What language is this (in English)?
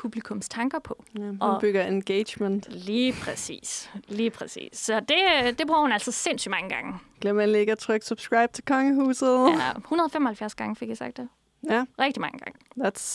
Danish